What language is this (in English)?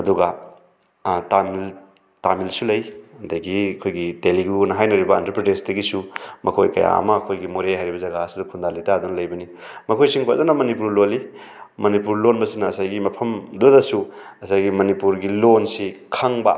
Manipuri